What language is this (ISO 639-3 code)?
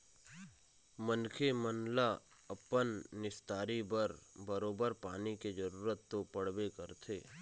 hne